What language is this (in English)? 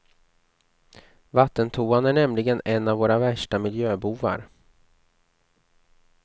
Swedish